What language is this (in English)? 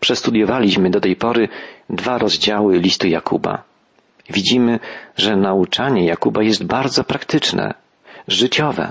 Polish